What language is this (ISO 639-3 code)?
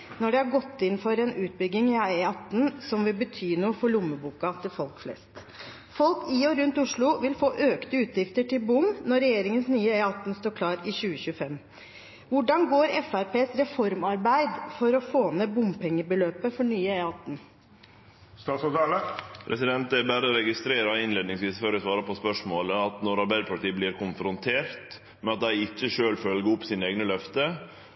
nor